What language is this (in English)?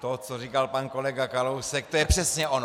Czech